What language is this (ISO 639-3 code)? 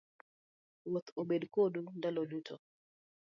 luo